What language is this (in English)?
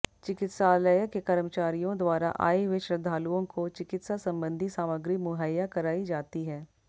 Hindi